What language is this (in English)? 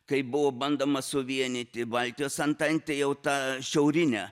Lithuanian